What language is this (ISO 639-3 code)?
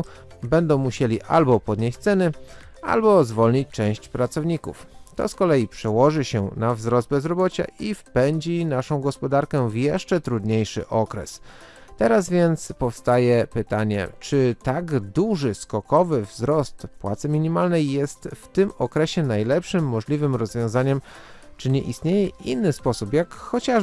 pol